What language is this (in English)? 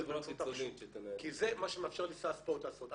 Hebrew